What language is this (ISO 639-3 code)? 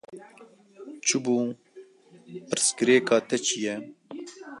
kur